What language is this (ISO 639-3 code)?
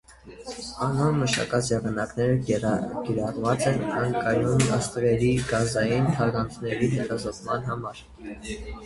hye